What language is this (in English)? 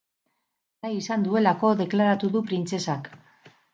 Basque